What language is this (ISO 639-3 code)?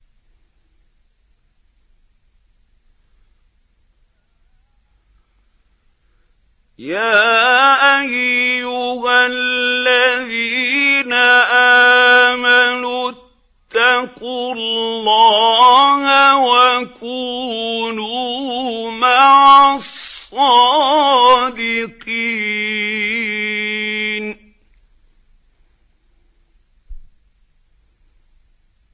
ara